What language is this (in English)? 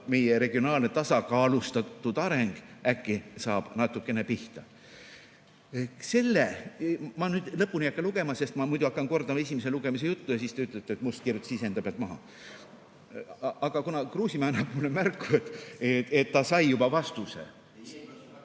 Estonian